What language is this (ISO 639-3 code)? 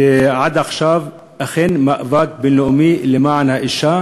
heb